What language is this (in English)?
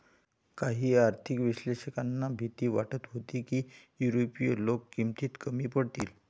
Marathi